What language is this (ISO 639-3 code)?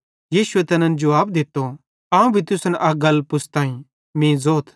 bhd